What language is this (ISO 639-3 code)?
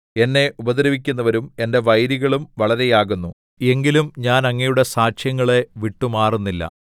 mal